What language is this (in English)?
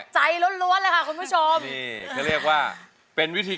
Thai